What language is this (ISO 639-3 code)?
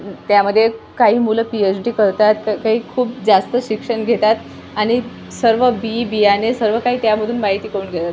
mar